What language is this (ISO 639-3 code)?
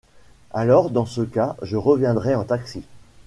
fra